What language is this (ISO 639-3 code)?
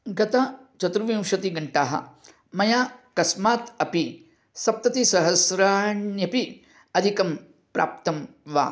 san